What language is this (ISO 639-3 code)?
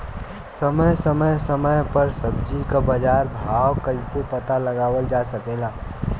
bho